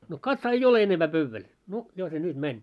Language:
Finnish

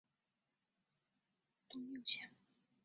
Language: Chinese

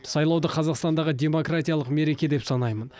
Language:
Kazakh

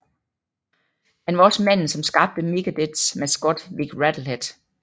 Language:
Danish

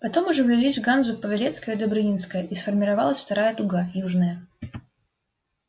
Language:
Russian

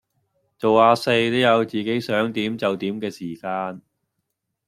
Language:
Cantonese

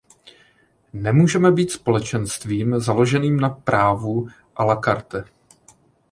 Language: Czech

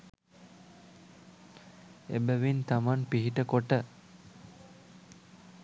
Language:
Sinhala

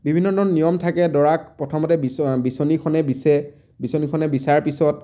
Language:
Assamese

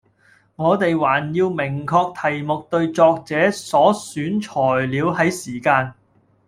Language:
Cantonese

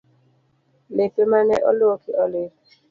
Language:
Luo (Kenya and Tanzania)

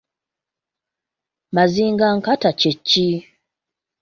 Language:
Ganda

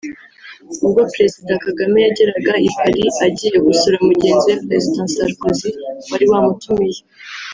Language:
Kinyarwanda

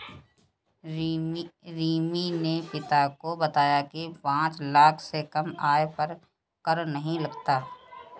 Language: Hindi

